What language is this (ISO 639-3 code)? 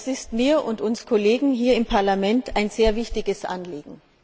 deu